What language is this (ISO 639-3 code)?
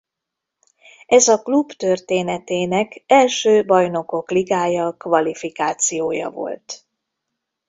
hun